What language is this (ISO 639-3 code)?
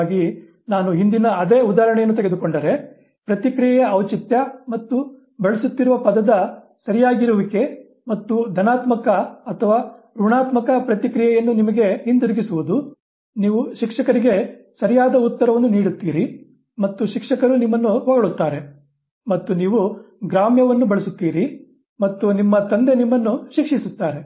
kan